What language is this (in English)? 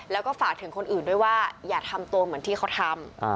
Thai